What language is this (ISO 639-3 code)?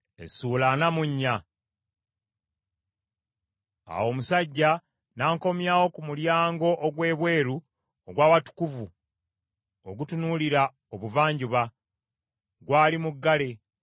lug